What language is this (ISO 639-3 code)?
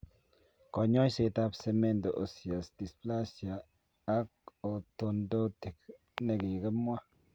kln